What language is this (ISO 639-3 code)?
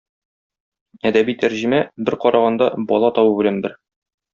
tat